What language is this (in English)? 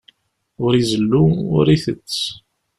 Kabyle